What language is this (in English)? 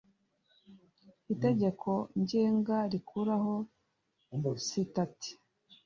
Kinyarwanda